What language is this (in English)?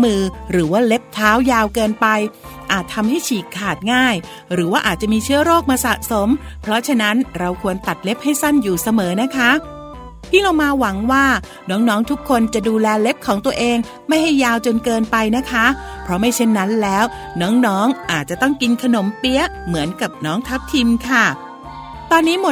Thai